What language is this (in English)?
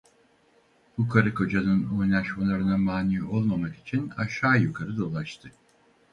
Turkish